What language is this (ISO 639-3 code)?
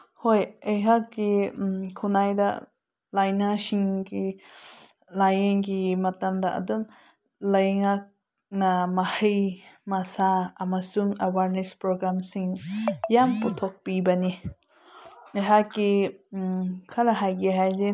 mni